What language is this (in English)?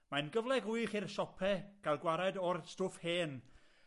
Welsh